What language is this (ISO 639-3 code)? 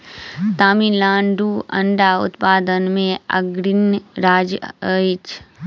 mai